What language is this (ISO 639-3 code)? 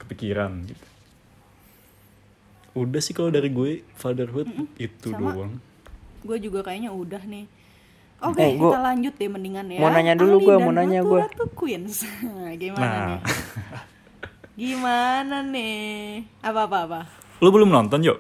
ind